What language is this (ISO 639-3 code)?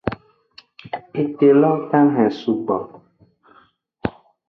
ajg